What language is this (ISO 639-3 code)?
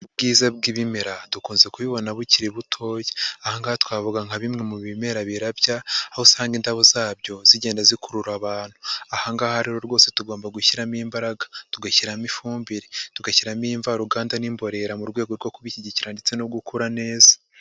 kin